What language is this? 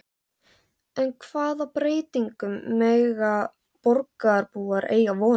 Icelandic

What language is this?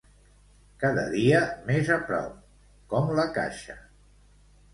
Catalan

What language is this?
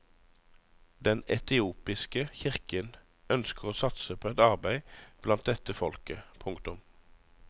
Norwegian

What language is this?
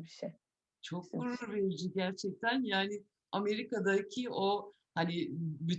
Turkish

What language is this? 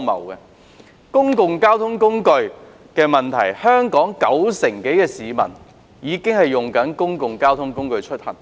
Cantonese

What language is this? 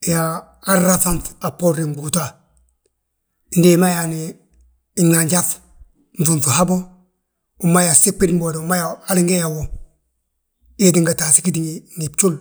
Balanta-Ganja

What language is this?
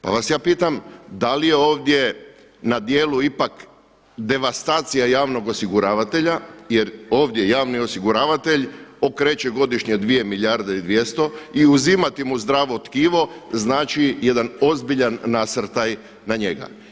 Croatian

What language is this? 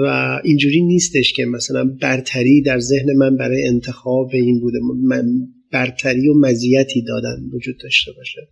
Persian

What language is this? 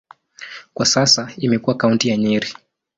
Swahili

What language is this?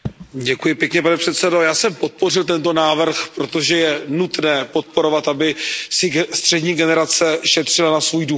Czech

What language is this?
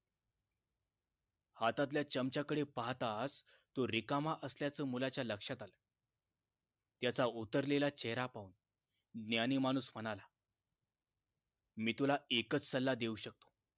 Marathi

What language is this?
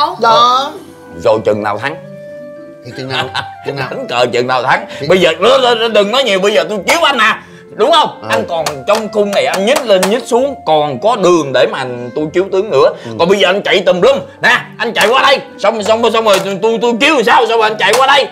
Vietnamese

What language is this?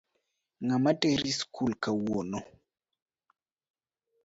Luo (Kenya and Tanzania)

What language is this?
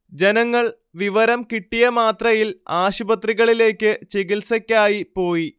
Malayalam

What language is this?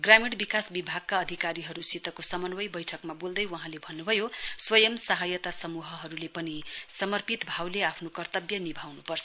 Nepali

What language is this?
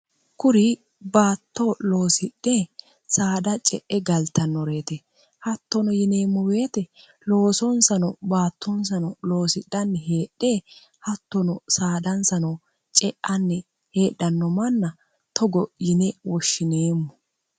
Sidamo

